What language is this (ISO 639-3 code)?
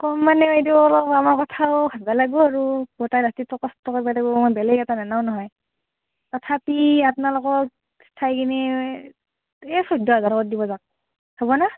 asm